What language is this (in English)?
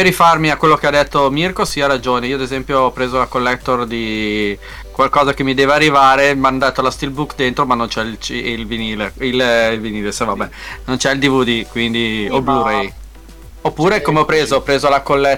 Italian